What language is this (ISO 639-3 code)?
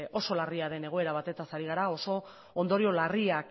eus